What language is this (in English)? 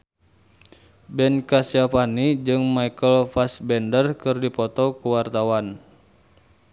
Sundanese